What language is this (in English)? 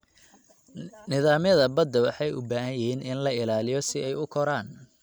Somali